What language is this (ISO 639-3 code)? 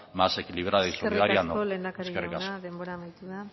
eus